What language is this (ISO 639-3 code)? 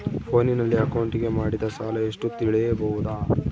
kan